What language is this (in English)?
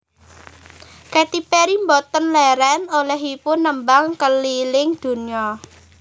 Javanese